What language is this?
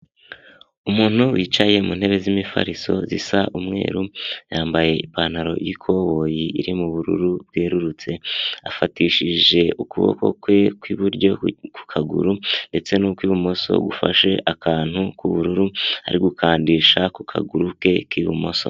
Kinyarwanda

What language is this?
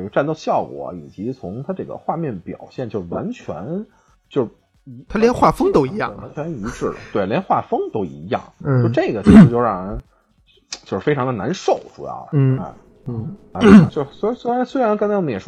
Chinese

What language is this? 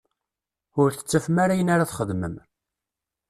Kabyle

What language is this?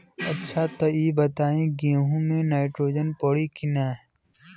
Bhojpuri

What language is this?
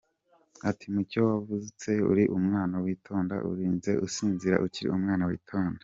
Kinyarwanda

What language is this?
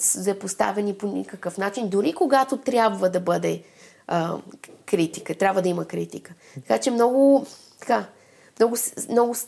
Bulgarian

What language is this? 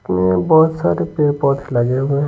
Hindi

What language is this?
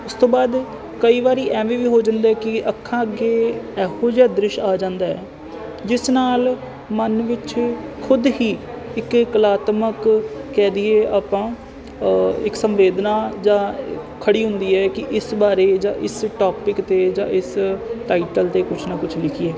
Punjabi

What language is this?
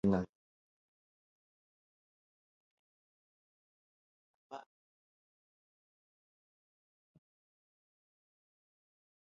Swahili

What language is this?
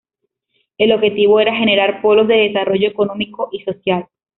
Spanish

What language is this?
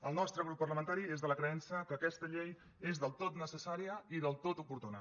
Catalan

